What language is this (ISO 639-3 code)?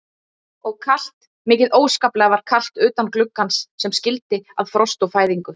isl